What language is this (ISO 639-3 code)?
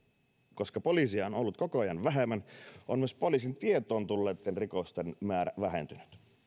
fin